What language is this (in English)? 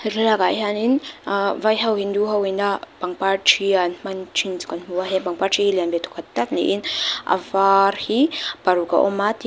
Mizo